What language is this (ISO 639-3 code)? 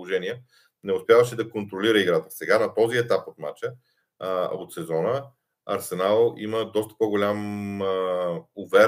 bul